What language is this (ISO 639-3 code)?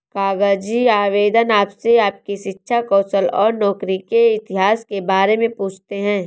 hin